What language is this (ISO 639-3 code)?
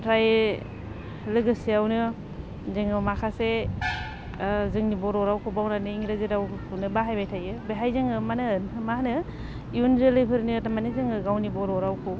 brx